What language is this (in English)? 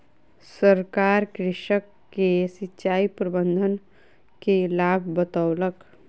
Maithili